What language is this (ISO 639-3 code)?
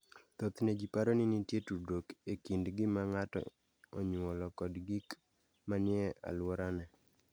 luo